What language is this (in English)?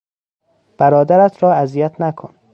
Persian